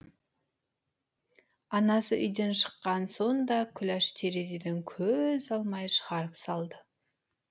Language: Kazakh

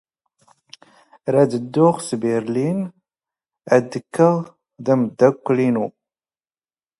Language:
Standard Moroccan Tamazight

